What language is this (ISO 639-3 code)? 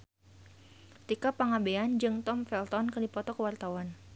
sun